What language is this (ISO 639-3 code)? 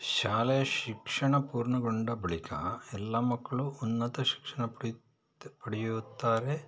kan